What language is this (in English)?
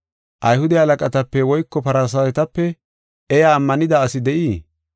Gofa